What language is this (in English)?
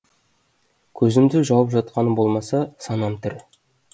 Kazakh